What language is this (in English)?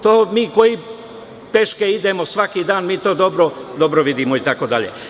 Serbian